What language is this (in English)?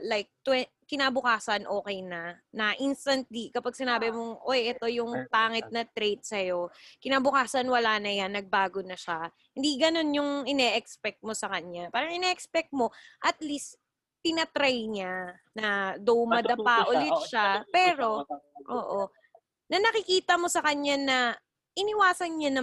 Filipino